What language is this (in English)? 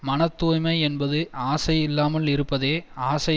Tamil